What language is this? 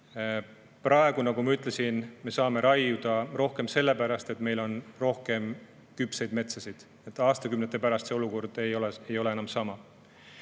Estonian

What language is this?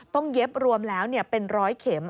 Thai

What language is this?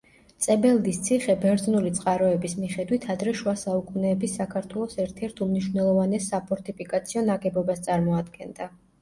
Georgian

